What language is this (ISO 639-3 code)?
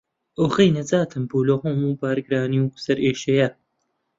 ckb